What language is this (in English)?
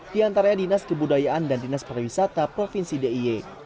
Indonesian